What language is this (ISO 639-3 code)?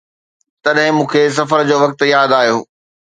snd